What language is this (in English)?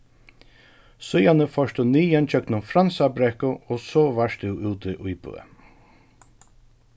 Faroese